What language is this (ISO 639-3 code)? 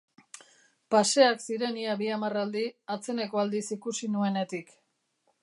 eus